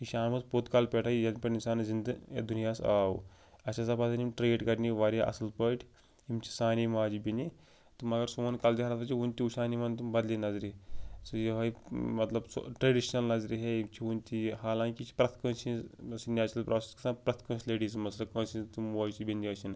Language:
Kashmiri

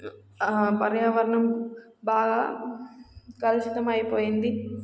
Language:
Telugu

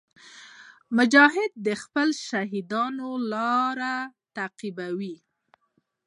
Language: Pashto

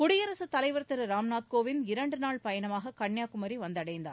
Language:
Tamil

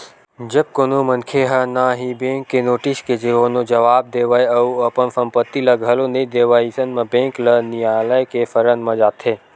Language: Chhattisgarhi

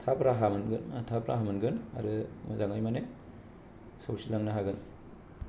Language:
Bodo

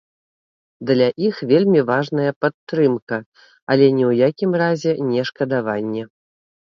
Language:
Belarusian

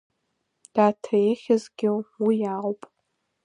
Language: Abkhazian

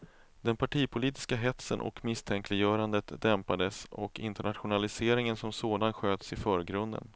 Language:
Swedish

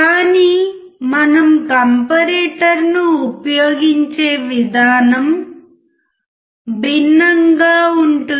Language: Telugu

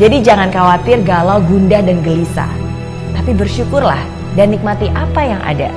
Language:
Indonesian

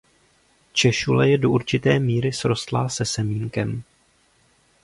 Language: Czech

